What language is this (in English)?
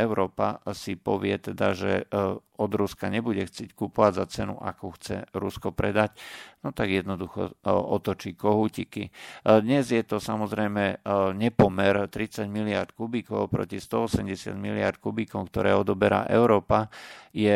Slovak